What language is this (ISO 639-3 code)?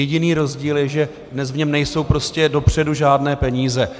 ces